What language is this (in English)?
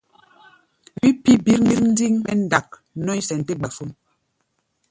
Gbaya